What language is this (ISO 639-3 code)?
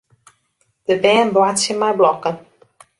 fry